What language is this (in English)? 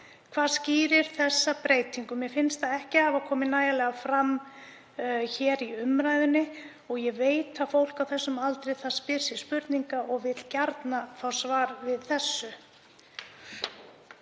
Icelandic